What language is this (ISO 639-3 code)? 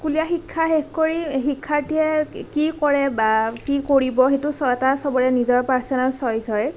asm